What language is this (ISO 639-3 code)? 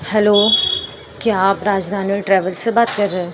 urd